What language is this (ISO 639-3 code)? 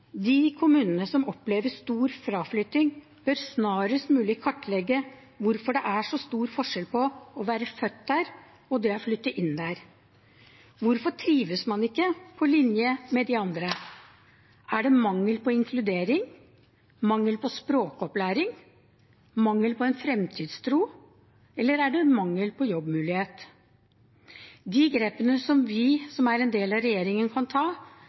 nob